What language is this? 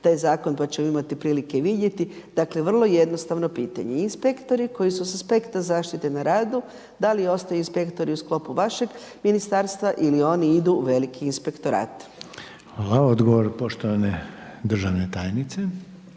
Croatian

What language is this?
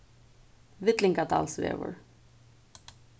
Faroese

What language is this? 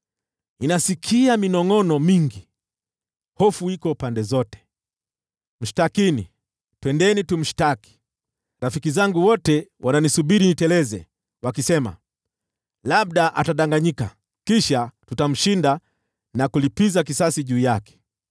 Swahili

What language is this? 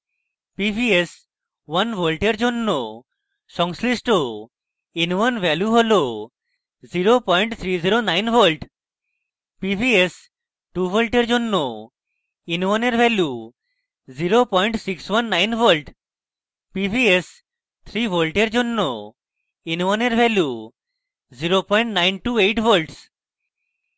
Bangla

